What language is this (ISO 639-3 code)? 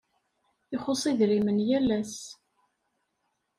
kab